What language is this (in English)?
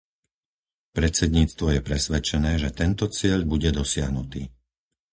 Slovak